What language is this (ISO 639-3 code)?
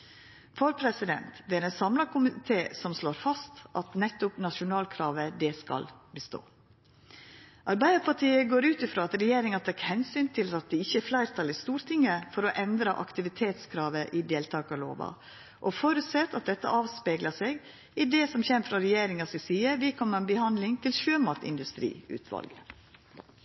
nno